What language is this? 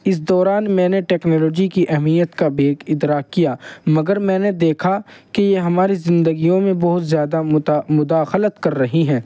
Urdu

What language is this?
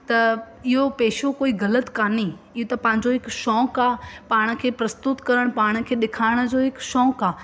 Sindhi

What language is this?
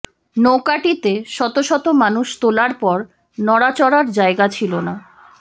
Bangla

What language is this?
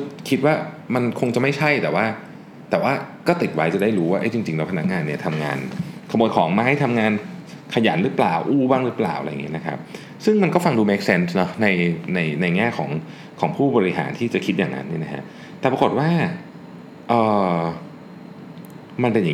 Thai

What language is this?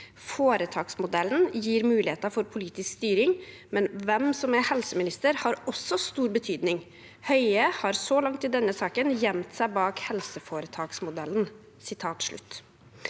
Norwegian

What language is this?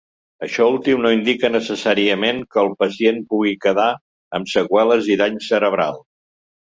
Catalan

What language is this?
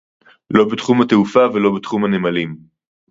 Hebrew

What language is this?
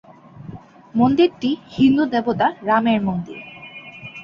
Bangla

